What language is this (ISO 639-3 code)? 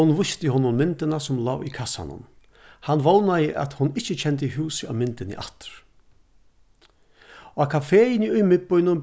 fao